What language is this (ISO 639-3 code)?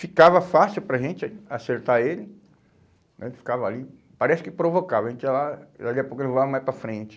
por